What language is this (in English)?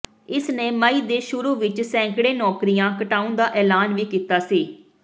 Punjabi